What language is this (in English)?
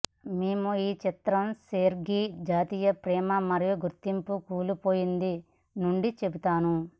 Telugu